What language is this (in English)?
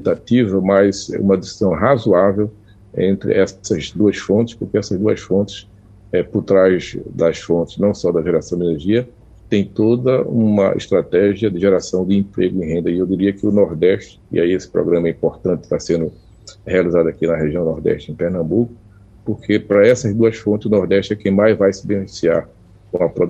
Portuguese